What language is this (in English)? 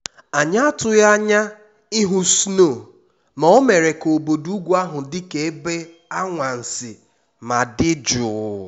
Igbo